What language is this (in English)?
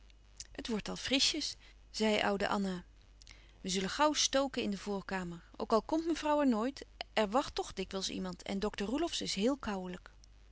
Dutch